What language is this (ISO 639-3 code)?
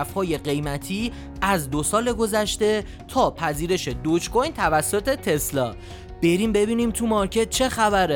fas